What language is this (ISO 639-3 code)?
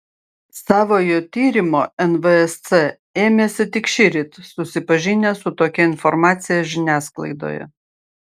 lit